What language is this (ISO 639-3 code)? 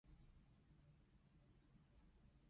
yue